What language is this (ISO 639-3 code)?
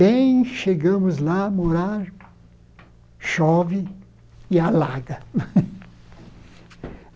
por